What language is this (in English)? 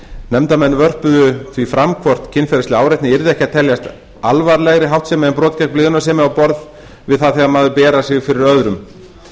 Icelandic